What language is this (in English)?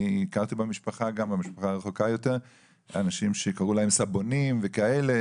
Hebrew